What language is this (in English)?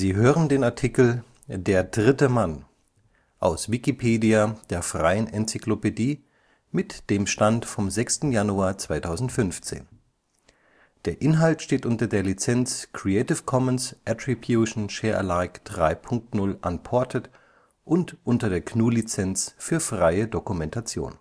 German